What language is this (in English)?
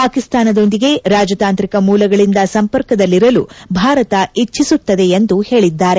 Kannada